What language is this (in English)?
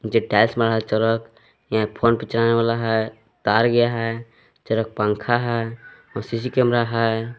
Hindi